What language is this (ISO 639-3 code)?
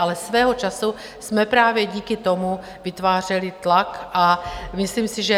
ces